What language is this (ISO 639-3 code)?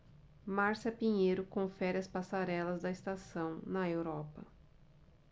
por